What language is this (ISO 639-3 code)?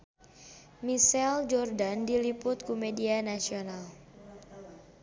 sun